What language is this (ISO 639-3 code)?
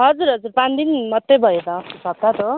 nep